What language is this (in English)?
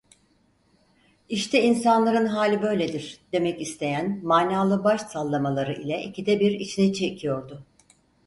Turkish